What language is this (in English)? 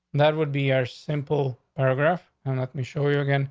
English